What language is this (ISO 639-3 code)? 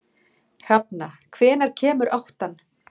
isl